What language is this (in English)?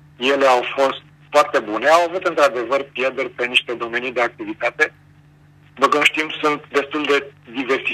Romanian